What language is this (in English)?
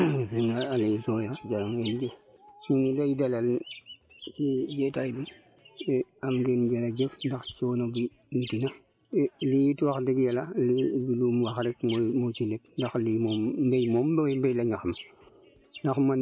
Wolof